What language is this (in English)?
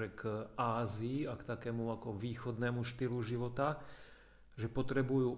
Slovak